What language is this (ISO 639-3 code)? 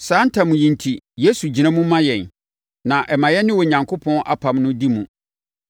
aka